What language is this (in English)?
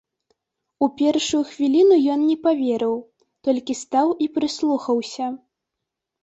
Belarusian